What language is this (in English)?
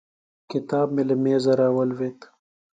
Pashto